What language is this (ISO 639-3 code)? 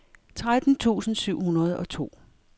dan